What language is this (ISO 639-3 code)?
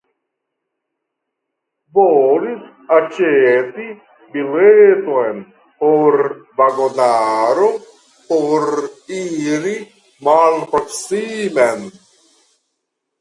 epo